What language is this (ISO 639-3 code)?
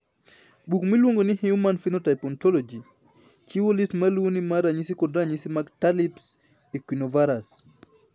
luo